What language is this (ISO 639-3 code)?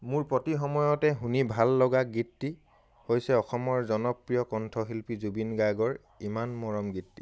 asm